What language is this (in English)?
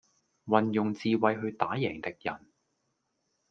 Cantonese